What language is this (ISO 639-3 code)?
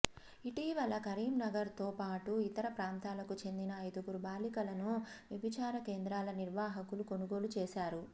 tel